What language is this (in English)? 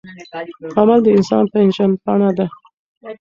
Pashto